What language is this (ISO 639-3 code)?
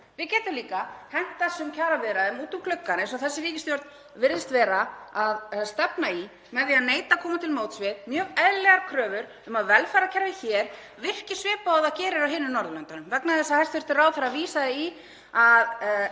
isl